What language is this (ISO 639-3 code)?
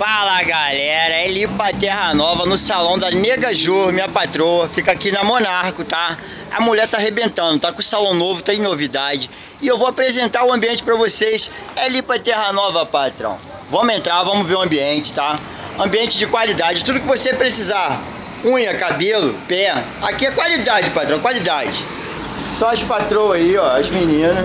por